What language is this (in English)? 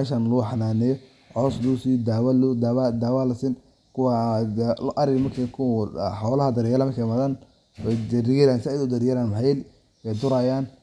Somali